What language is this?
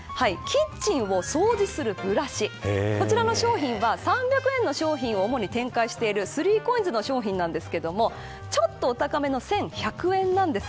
Japanese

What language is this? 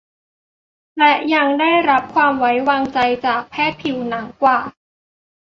Thai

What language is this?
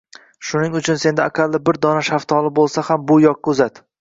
Uzbek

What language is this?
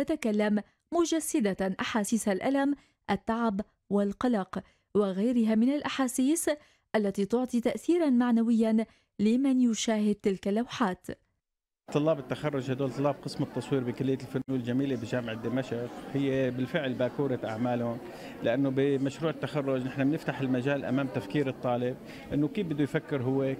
Arabic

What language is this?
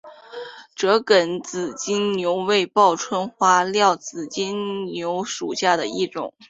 Chinese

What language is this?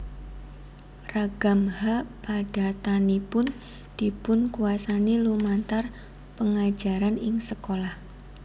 Javanese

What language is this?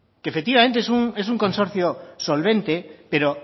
Spanish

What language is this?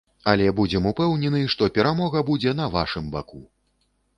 Belarusian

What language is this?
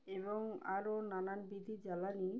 Bangla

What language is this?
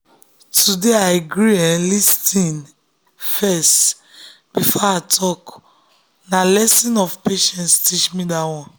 Nigerian Pidgin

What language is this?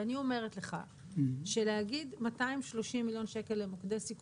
Hebrew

